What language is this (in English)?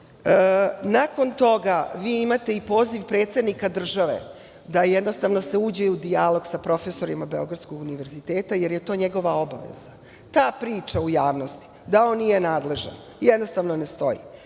Serbian